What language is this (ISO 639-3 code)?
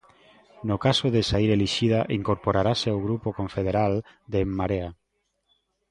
glg